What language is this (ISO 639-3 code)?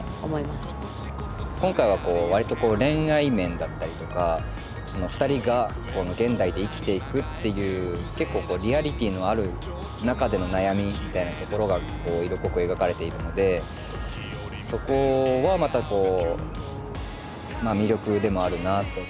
jpn